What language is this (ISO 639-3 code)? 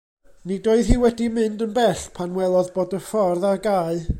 cym